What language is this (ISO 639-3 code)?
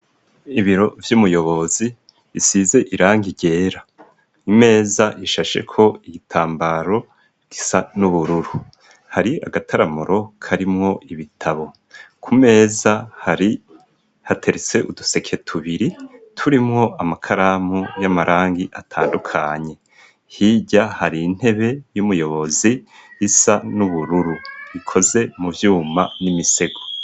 run